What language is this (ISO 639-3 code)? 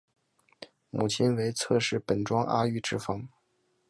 zho